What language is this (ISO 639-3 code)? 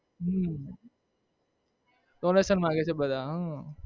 guj